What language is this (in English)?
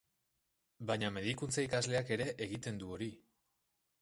Basque